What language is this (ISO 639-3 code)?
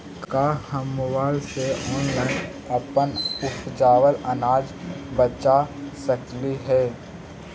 mag